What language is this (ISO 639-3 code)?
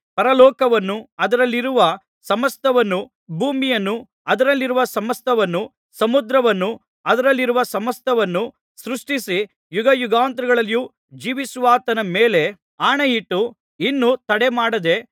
kan